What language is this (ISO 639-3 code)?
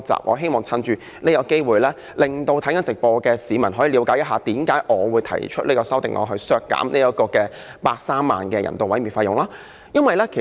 yue